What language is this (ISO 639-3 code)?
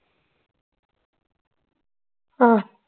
pan